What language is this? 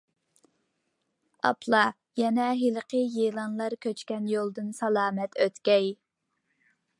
Uyghur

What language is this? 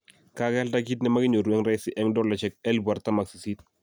Kalenjin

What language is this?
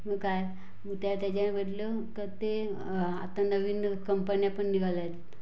Marathi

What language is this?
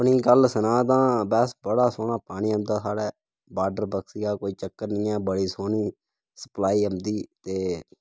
Dogri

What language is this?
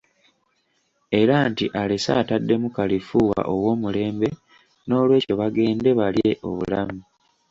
Ganda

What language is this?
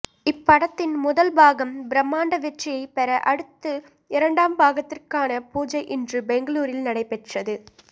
Tamil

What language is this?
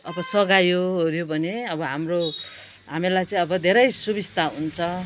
Nepali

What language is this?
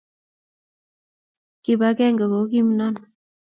Kalenjin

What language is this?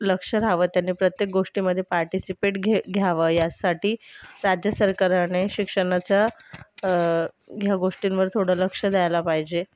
Marathi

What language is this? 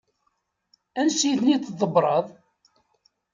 Kabyle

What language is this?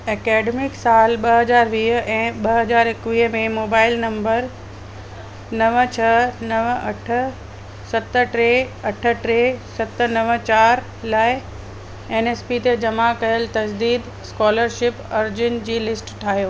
Sindhi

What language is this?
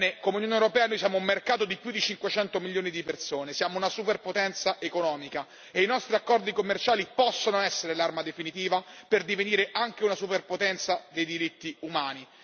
Italian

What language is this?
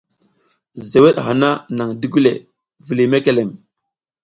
South Giziga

